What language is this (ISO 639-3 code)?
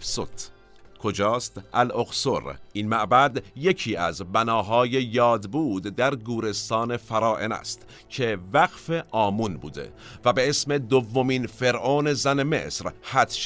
fas